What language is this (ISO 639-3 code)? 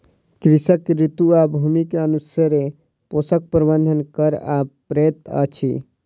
mai